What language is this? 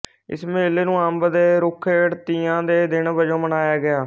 Punjabi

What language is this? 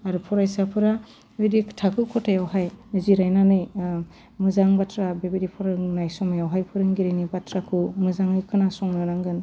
Bodo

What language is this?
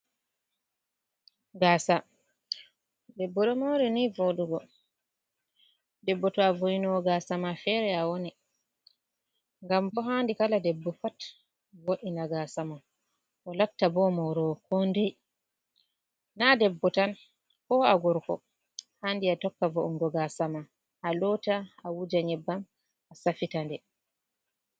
Fula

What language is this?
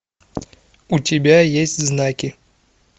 Russian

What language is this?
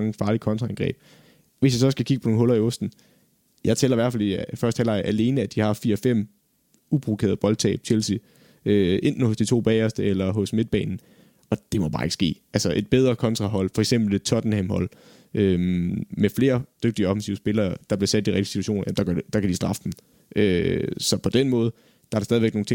Danish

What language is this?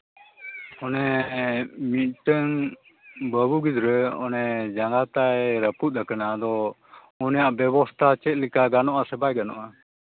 Santali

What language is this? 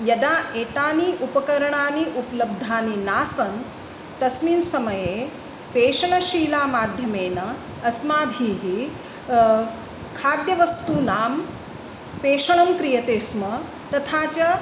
Sanskrit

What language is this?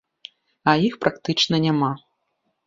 Belarusian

